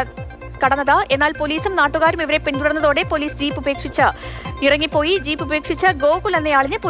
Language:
Hindi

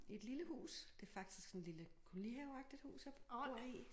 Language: Danish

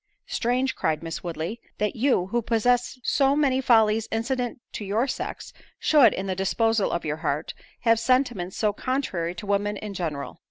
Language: English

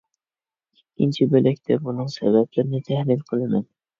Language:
Uyghur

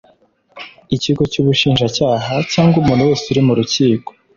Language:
Kinyarwanda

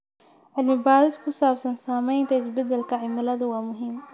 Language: Somali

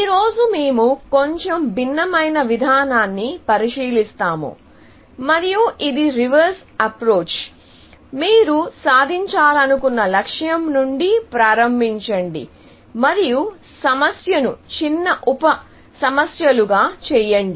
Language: Telugu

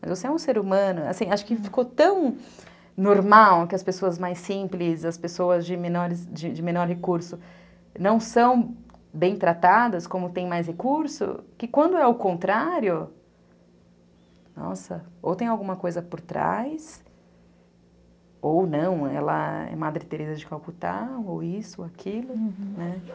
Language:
Portuguese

